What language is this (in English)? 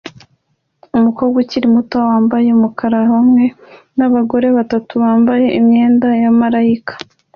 Kinyarwanda